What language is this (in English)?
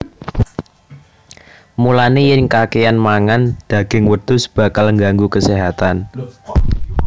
Javanese